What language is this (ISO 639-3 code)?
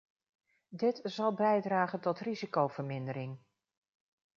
nld